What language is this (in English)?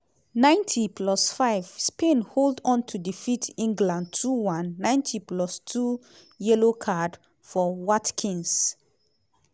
Nigerian Pidgin